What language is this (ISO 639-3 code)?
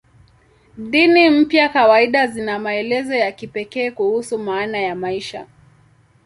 swa